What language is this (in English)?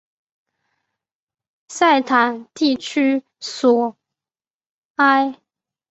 Chinese